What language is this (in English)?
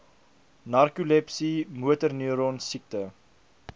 Afrikaans